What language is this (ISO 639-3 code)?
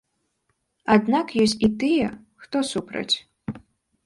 bel